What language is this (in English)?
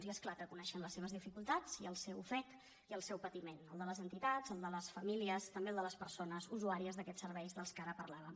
Catalan